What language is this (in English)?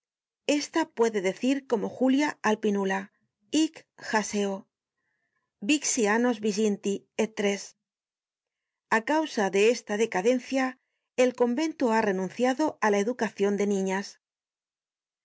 Spanish